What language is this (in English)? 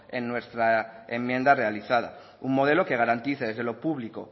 Spanish